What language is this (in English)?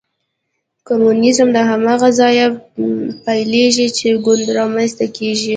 Pashto